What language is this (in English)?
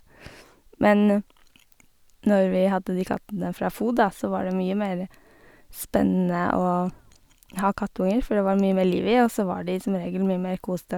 Norwegian